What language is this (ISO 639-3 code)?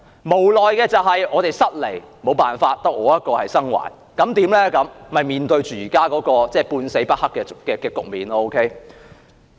yue